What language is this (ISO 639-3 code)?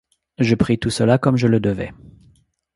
fra